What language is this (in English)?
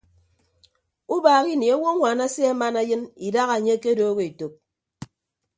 Ibibio